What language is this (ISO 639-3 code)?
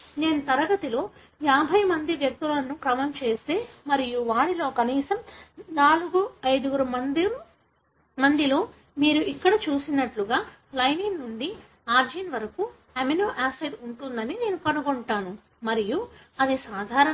tel